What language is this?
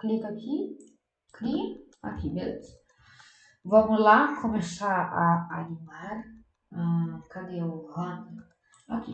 Portuguese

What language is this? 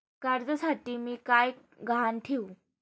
Marathi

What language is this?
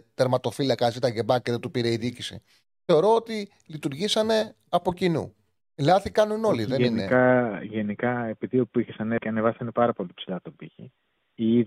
Greek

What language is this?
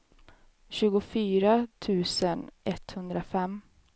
Swedish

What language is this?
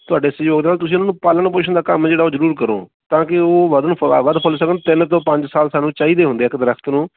Punjabi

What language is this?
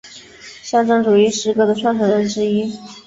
Chinese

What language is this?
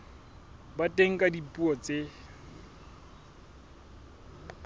Southern Sotho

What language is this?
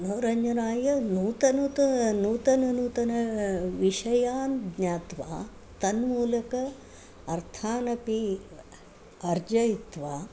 Sanskrit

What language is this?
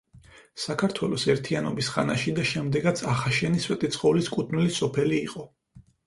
Georgian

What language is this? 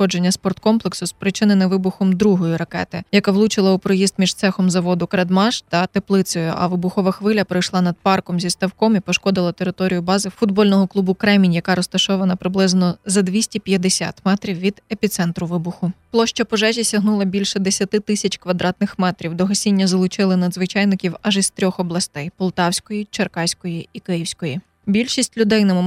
Ukrainian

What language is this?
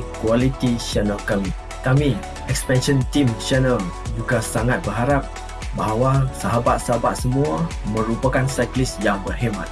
Malay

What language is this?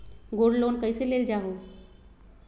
Magahi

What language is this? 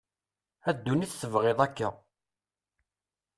Kabyle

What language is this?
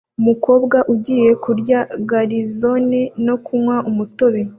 Kinyarwanda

